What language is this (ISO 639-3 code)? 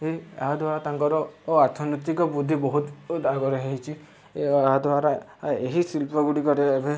ori